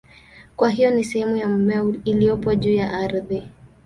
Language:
Swahili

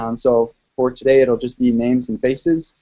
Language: English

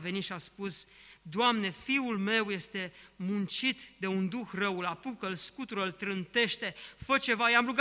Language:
Romanian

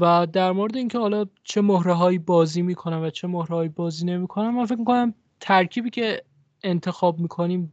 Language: Persian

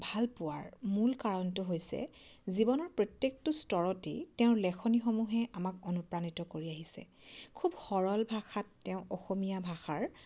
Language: Assamese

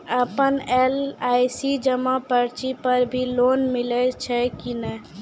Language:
Maithili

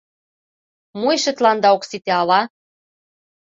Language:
Mari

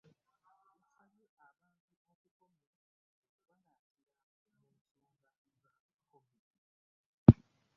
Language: Ganda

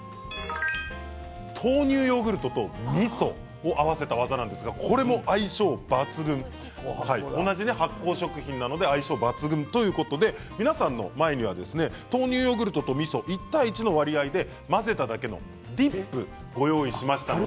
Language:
Japanese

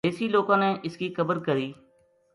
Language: Gujari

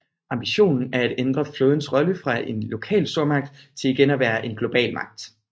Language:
Danish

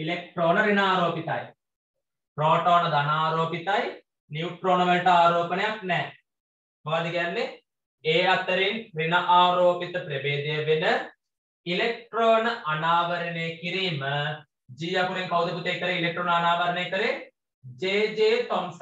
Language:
Hindi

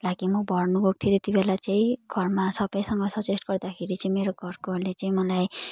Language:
Nepali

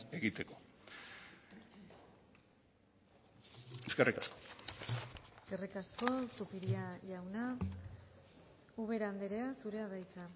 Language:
Basque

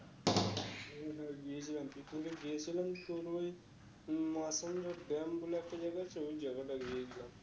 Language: Bangla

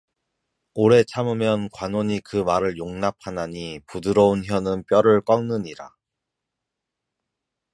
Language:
Korean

